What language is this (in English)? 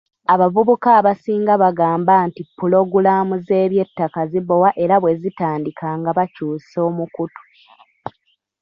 Ganda